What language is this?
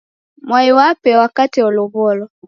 Taita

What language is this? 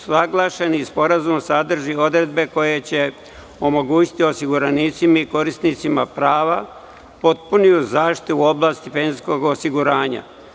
Serbian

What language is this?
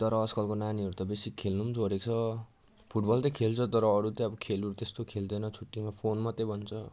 Nepali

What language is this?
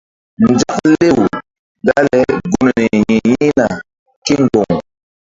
Mbum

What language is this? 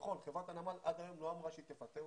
Hebrew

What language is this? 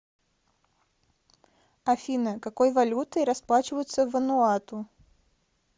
Russian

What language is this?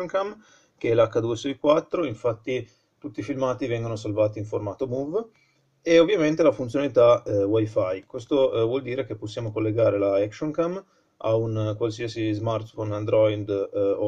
Italian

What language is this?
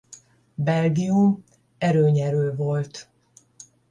Hungarian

